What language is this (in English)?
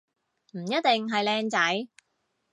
Cantonese